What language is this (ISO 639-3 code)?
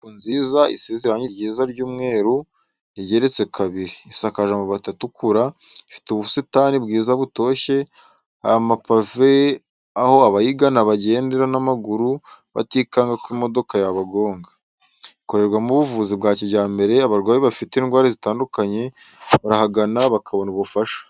kin